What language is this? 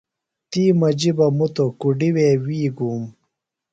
Phalura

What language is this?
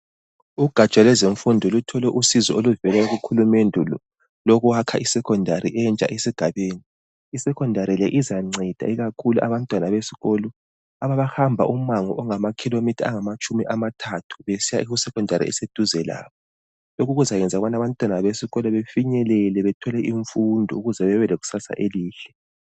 North Ndebele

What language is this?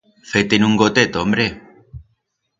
Aragonese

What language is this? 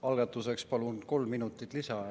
Estonian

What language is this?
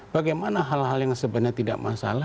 Indonesian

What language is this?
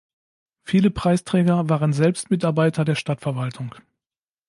German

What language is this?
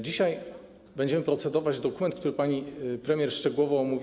Polish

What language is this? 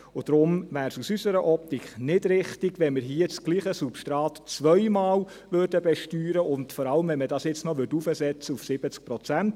Swiss German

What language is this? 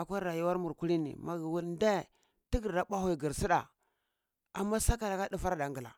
Cibak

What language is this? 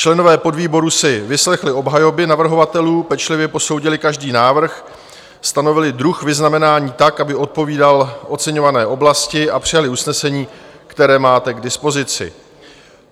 Czech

